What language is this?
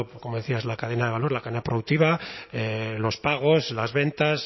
Spanish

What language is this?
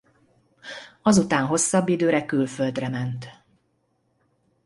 Hungarian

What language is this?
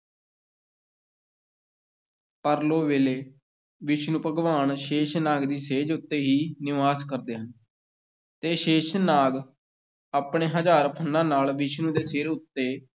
Punjabi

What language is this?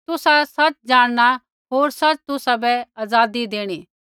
Kullu Pahari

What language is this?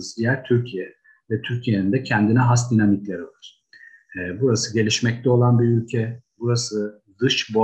Turkish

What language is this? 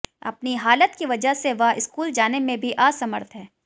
Hindi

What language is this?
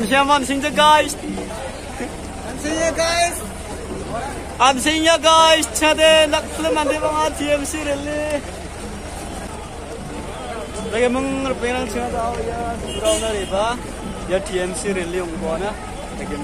Arabic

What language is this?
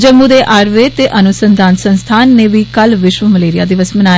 Dogri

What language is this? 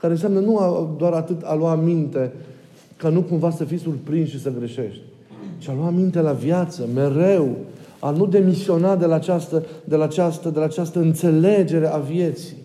Romanian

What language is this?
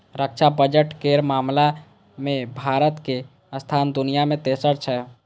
Maithili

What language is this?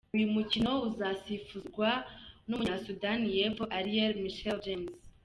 Kinyarwanda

